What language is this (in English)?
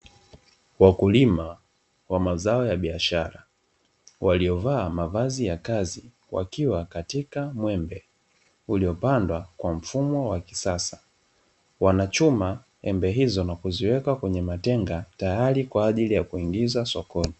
Swahili